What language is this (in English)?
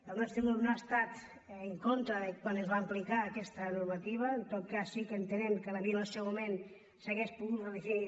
Catalan